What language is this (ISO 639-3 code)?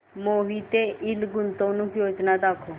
mar